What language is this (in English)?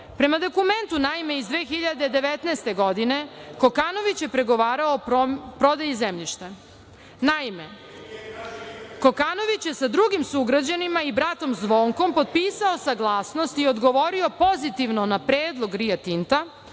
Serbian